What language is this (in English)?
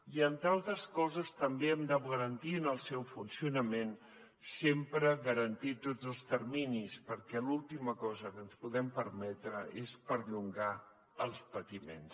Catalan